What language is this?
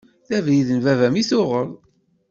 Kabyle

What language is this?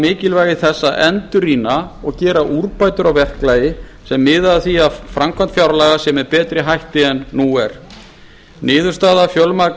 Icelandic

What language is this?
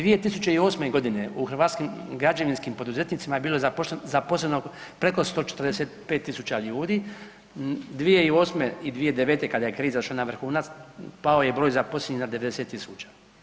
Croatian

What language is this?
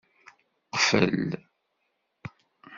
Kabyle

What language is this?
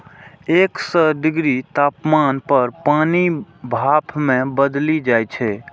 Maithili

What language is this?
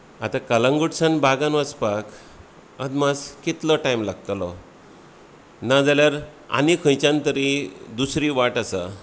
Konkani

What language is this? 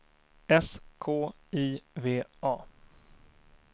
Swedish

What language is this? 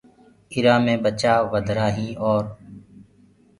Gurgula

